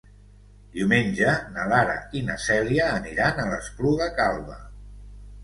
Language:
Catalan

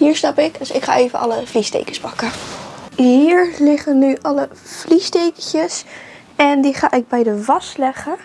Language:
Dutch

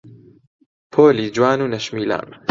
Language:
Central Kurdish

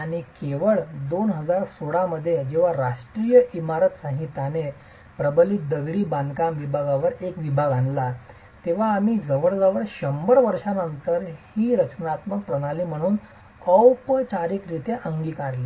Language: Marathi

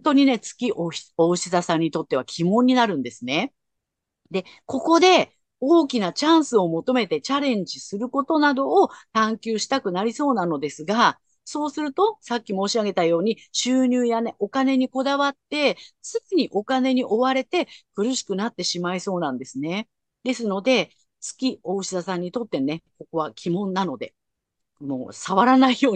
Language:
Japanese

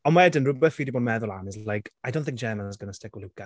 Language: Welsh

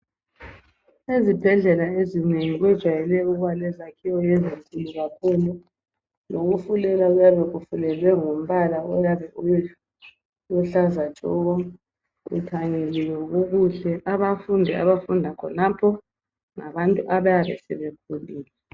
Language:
North Ndebele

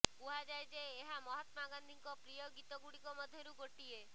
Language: Odia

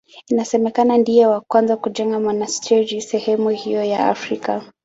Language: Swahili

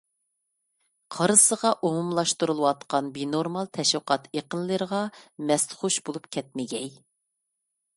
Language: Uyghur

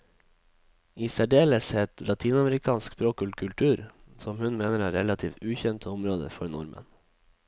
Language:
Norwegian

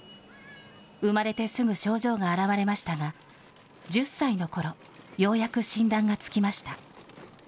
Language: Japanese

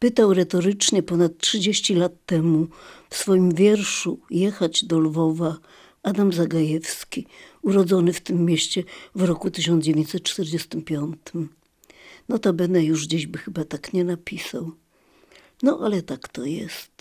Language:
Polish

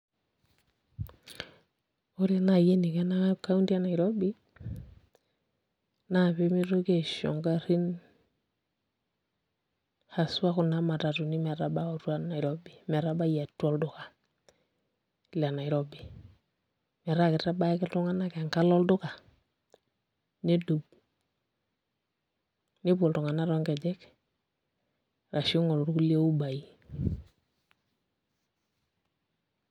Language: Masai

